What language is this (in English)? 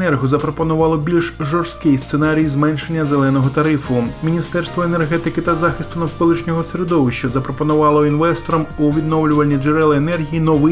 Ukrainian